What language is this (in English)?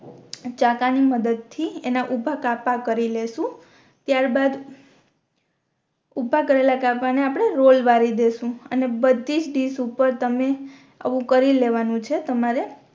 Gujarati